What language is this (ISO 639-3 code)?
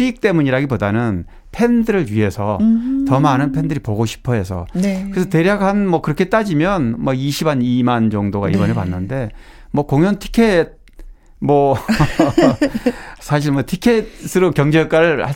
kor